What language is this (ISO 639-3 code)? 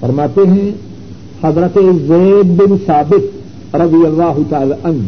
urd